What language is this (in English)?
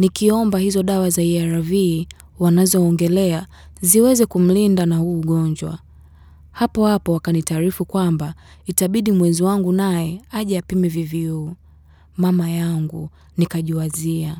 Swahili